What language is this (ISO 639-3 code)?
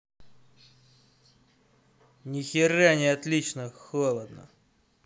rus